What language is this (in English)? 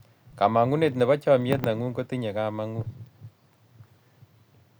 Kalenjin